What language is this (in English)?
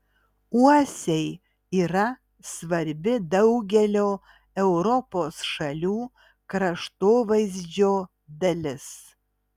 Lithuanian